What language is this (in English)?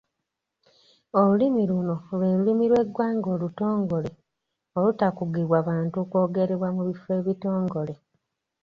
Ganda